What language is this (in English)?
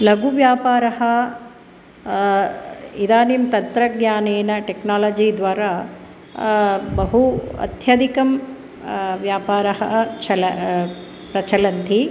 Sanskrit